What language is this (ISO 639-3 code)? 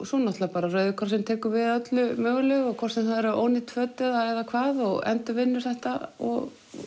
isl